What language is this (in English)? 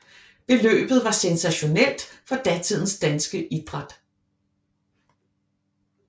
Danish